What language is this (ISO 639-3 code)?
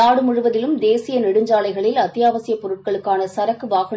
tam